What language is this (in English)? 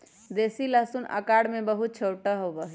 Magahi